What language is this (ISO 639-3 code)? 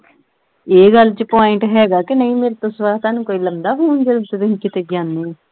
pan